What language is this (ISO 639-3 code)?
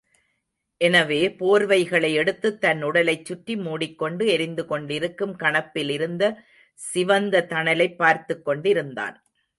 tam